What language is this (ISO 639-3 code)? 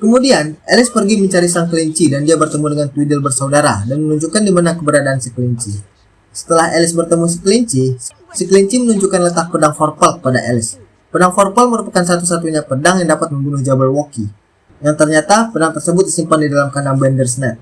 ind